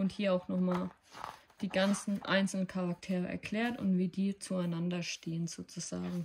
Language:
German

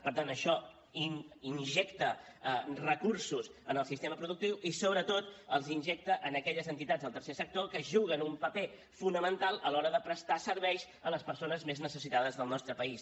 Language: Catalan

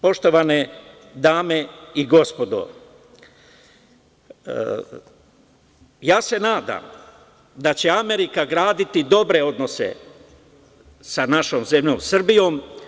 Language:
Serbian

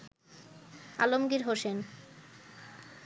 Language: Bangla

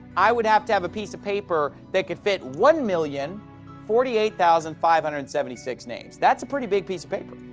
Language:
English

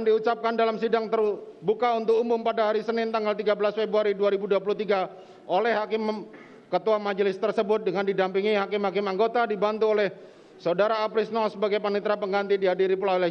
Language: Indonesian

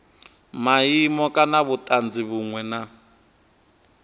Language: Venda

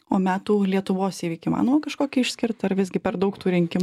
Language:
Lithuanian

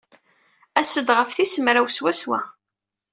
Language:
Kabyle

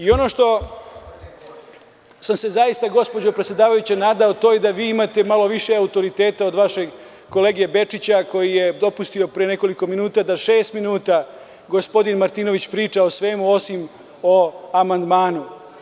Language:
Serbian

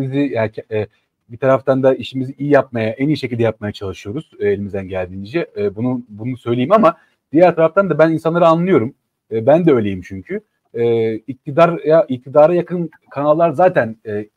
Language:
Turkish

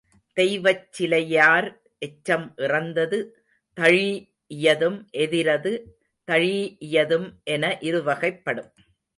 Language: Tamil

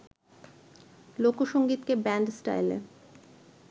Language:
Bangla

